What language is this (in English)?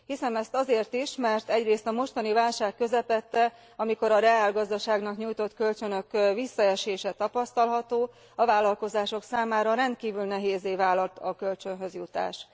Hungarian